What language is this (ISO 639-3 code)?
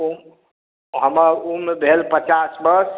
mai